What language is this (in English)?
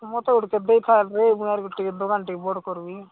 Odia